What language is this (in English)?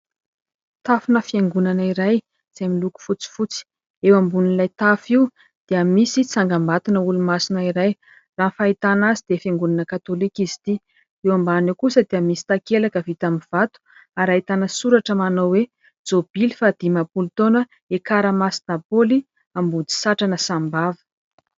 Malagasy